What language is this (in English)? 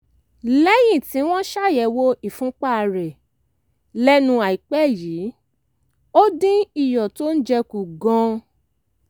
Yoruba